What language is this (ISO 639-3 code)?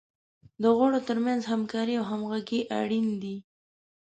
pus